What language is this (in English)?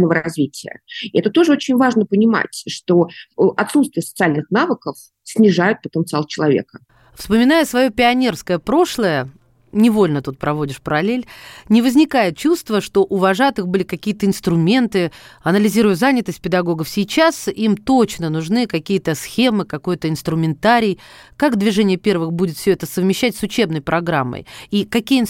Russian